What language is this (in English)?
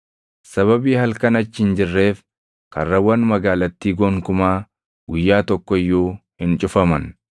Oromo